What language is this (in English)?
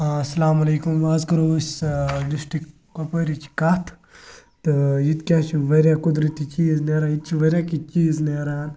Kashmiri